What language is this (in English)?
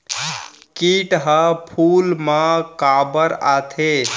Chhattisgarhi